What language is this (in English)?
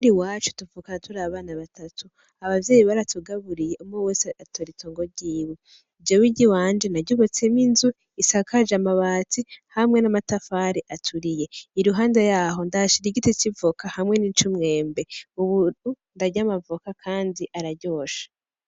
Rundi